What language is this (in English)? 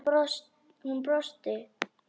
Icelandic